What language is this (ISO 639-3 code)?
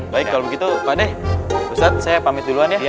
ind